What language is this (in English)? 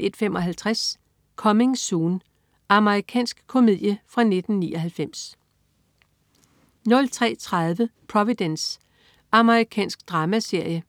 Danish